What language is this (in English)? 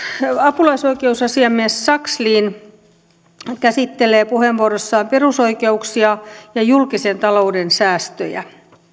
Finnish